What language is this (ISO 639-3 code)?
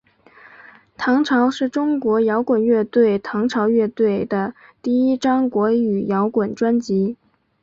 zho